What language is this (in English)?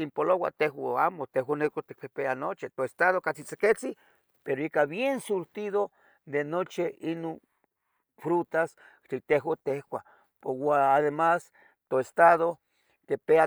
Tetelcingo Nahuatl